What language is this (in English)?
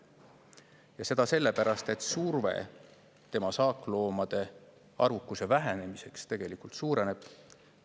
Estonian